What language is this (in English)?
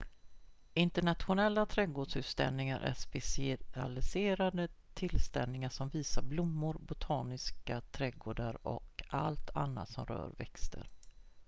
Swedish